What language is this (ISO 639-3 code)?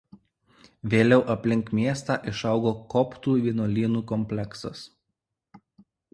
lit